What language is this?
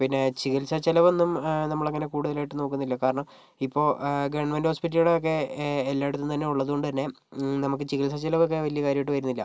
Malayalam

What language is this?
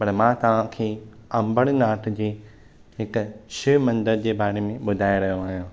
Sindhi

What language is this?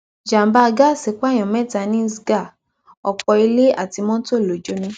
Yoruba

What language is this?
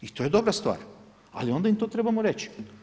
Croatian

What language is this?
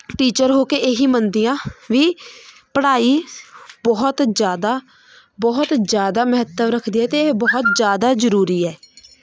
Punjabi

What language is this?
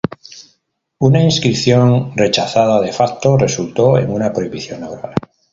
Spanish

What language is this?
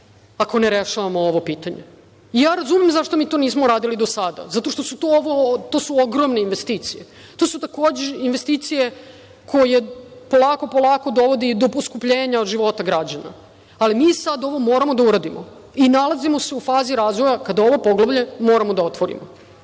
Serbian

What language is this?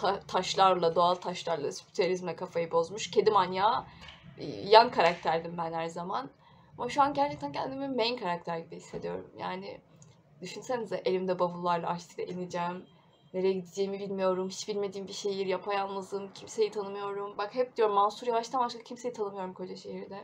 Turkish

